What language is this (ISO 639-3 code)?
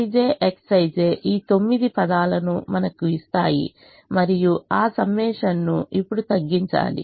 tel